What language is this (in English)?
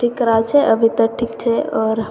Maithili